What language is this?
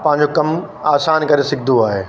Sindhi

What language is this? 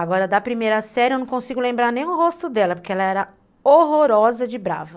Portuguese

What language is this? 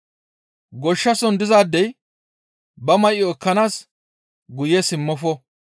Gamo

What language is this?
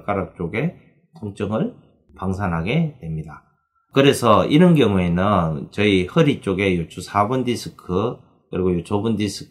Korean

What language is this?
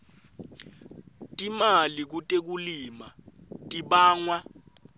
Swati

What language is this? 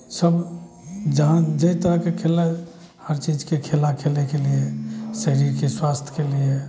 Maithili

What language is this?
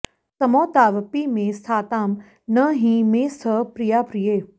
Sanskrit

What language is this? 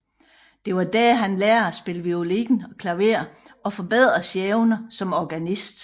Danish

